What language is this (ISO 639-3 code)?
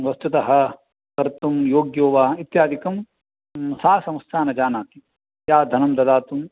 san